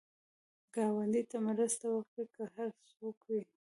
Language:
Pashto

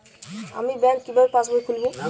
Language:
Bangla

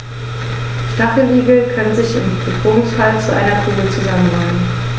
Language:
German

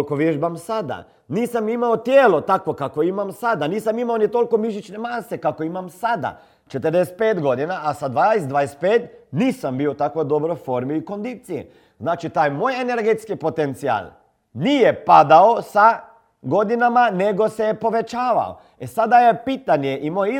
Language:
Croatian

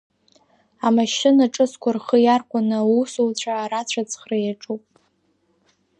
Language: Abkhazian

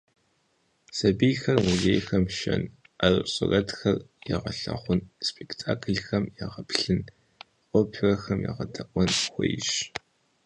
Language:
Kabardian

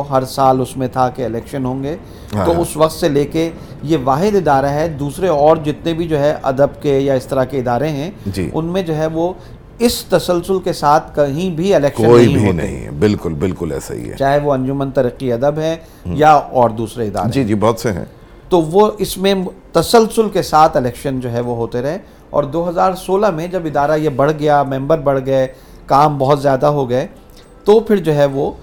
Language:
Urdu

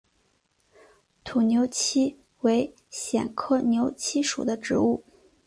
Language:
Chinese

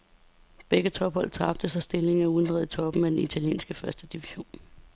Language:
Danish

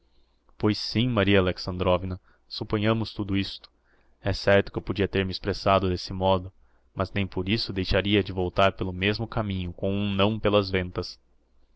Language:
Portuguese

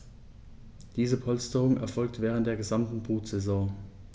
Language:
German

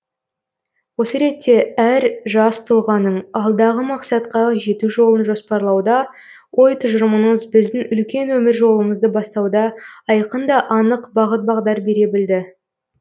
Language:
Kazakh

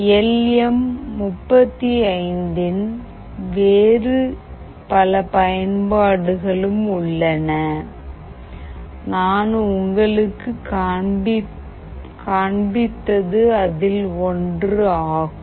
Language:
Tamil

